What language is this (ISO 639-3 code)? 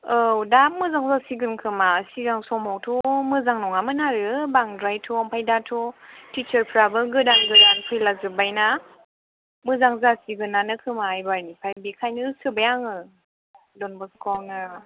brx